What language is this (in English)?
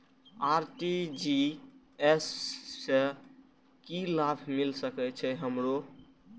Maithili